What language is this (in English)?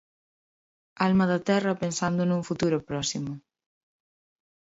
Galician